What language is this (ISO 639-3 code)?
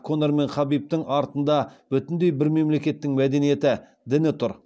kaz